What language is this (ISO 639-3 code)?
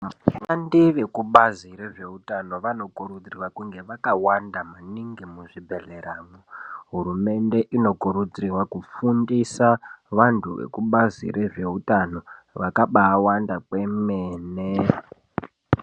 ndc